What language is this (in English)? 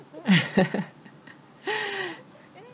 English